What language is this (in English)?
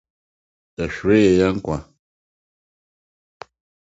Akan